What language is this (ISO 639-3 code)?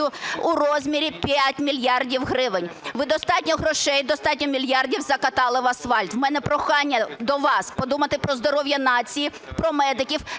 ukr